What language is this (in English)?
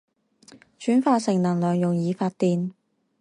Chinese